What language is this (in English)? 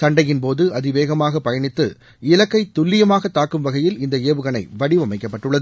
Tamil